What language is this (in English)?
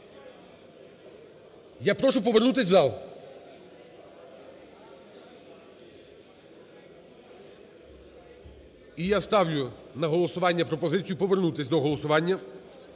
Ukrainian